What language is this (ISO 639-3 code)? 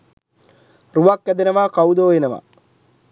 sin